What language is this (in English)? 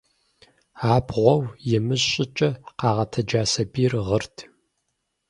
Kabardian